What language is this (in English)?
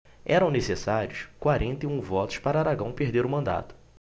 Portuguese